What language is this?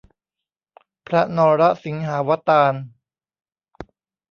Thai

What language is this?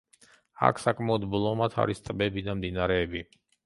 Georgian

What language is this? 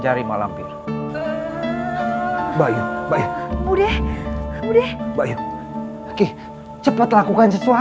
Indonesian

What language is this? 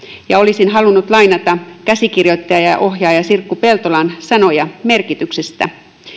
Finnish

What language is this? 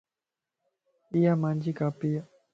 Lasi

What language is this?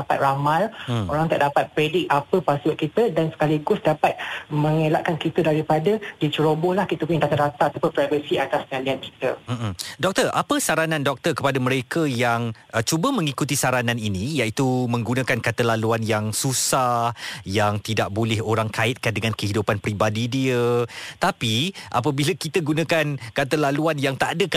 Malay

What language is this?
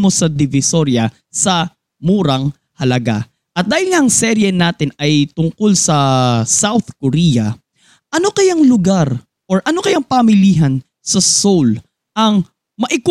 Filipino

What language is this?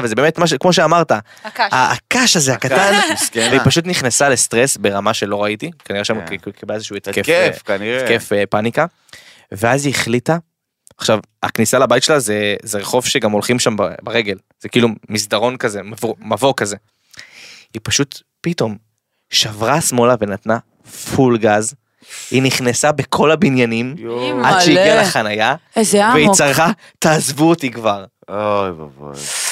Hebrew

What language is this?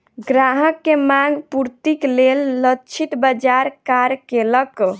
Maithili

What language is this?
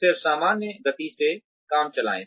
Hindi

